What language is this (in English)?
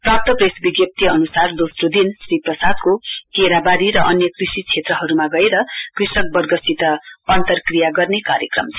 Nepali